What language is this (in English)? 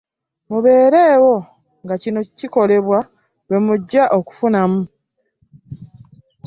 Ganda